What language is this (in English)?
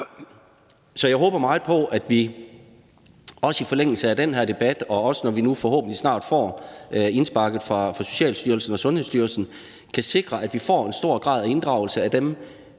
Danish